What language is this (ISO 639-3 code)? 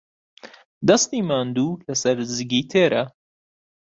ckb